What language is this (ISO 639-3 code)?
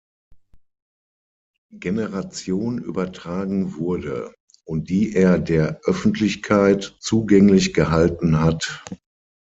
deu